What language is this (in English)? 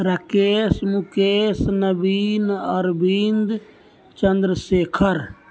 Maithili